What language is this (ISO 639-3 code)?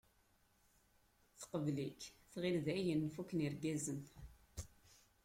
kab